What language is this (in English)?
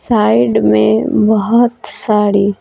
Hindi